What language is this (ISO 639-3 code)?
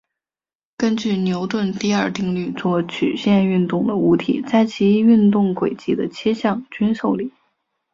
zho